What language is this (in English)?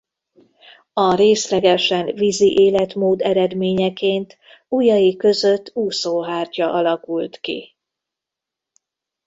Hungarian